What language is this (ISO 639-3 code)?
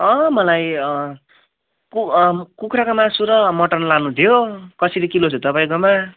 nep